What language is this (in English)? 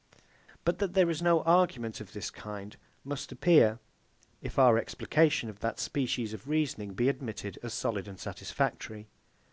English